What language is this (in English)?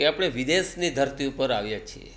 Gujarati